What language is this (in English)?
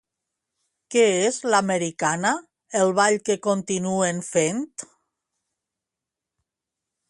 Catalan